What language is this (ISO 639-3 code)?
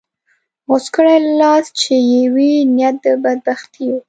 pus